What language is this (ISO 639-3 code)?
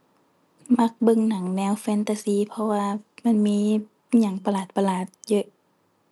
tha